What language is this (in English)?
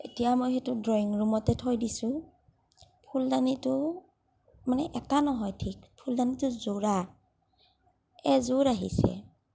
Assamese